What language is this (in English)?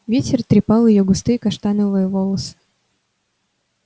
Russian